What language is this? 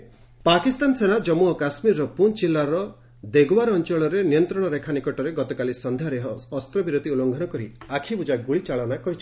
Odia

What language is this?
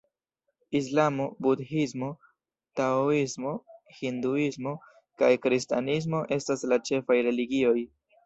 Esperanto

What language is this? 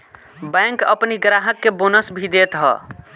Bhojpuri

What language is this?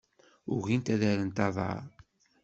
Kabyle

